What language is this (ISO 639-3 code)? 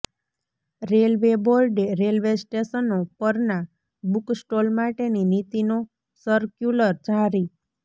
guj